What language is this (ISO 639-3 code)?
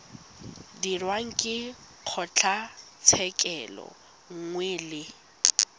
tsn